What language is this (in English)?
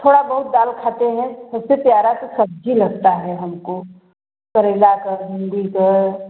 Hindi